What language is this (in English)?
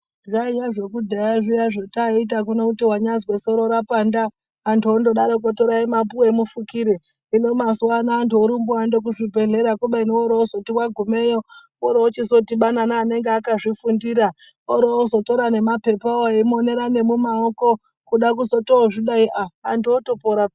Ndau